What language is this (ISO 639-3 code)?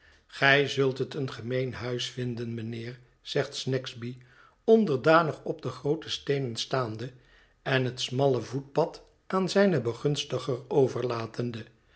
nld